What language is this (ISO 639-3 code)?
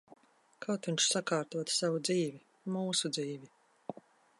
lav